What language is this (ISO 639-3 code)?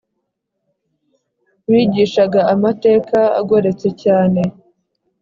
kin